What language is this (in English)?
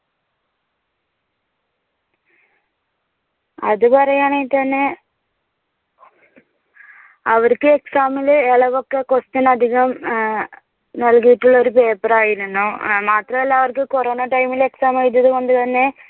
Malayalam